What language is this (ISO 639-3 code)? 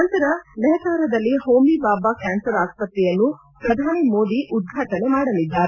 kan